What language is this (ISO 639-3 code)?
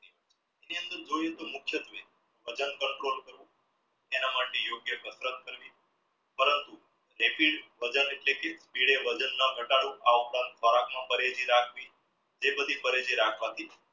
guj